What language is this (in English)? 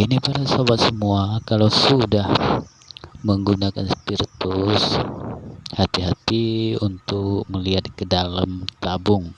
Indonesian